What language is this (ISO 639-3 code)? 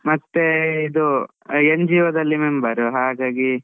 kan